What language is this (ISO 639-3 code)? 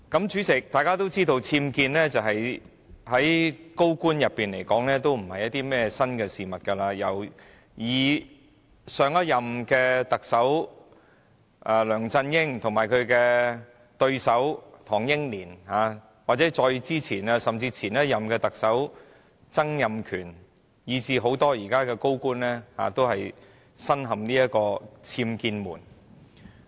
yue